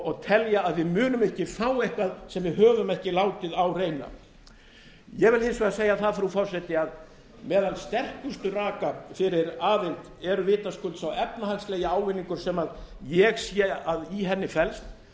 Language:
Icelandic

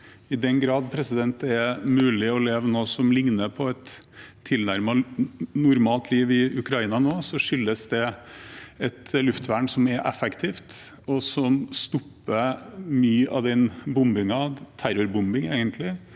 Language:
Norwegian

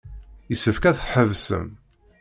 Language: Kabyle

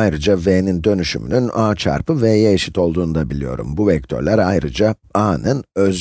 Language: Turkish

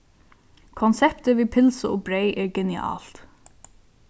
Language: Faroese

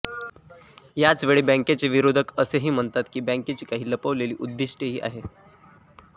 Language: Marathi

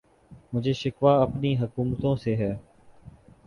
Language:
Urdu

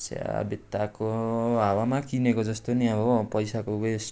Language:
Nepali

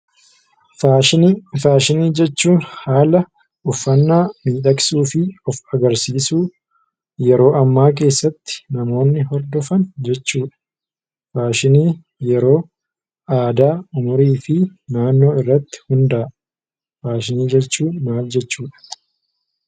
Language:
Oromo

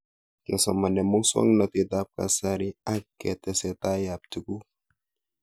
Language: Kalenjin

